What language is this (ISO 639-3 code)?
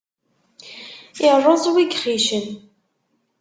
kab